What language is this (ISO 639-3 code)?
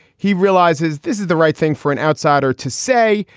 eng